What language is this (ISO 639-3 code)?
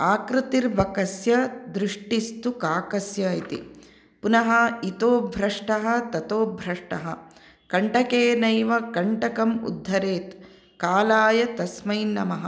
san